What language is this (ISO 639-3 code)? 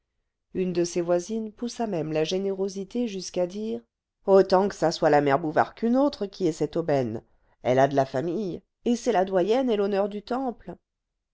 fra